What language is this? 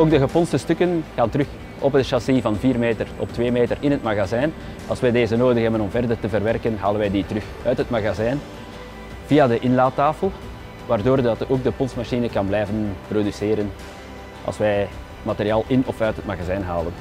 Dutch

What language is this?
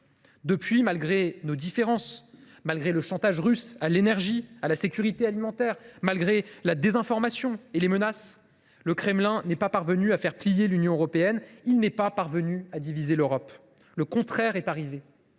French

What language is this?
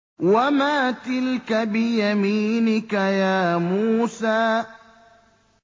Arabic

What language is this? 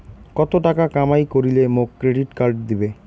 Bangla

